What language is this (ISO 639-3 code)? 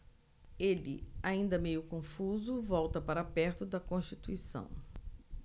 por